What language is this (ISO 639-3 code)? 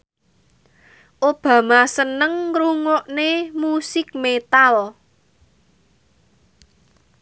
jav